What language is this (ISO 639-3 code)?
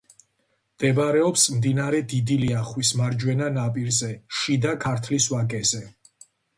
kat